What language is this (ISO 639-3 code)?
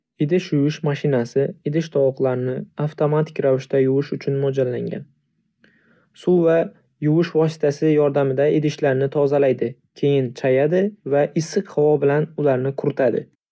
uzb